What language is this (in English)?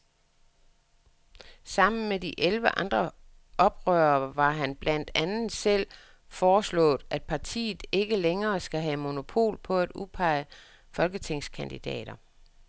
Danish